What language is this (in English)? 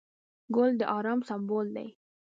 Pashto